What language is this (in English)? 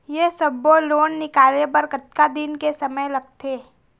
Chhattisgarhi